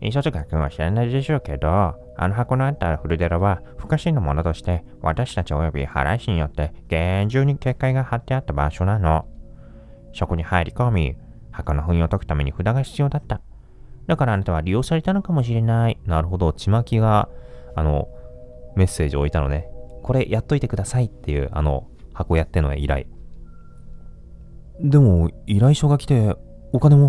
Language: Japanese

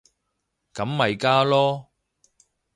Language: Cantonese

